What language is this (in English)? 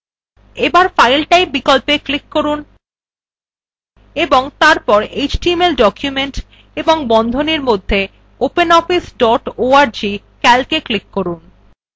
Bangla